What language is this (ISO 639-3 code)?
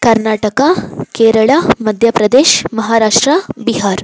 kan